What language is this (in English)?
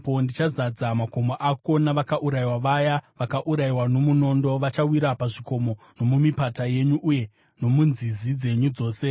Shona